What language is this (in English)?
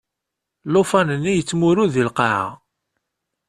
Kabyle